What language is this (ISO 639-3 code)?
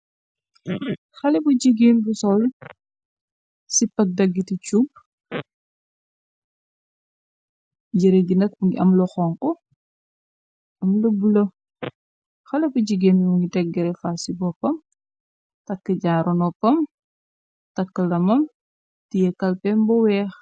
wol